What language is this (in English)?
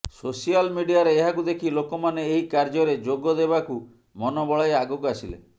Odia